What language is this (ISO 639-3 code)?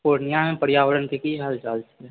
mai